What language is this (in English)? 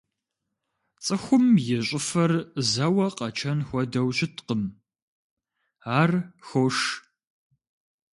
Kabardian